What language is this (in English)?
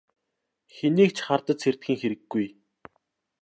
Mongolian